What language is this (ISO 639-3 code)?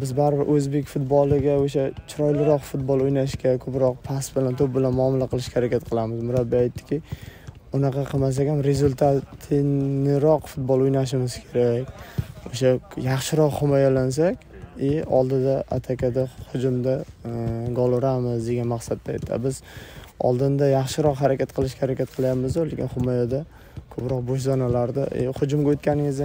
tur